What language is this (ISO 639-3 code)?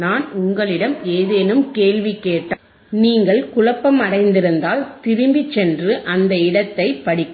tam